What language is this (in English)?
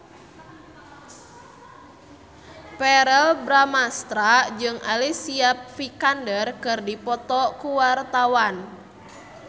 Sundanese